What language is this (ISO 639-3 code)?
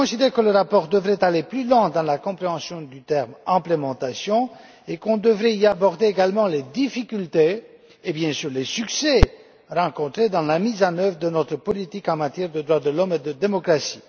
fra